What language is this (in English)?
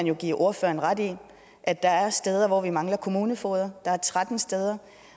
Danish